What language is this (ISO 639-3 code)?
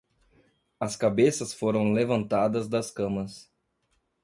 por